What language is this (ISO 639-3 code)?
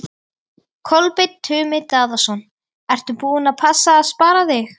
isl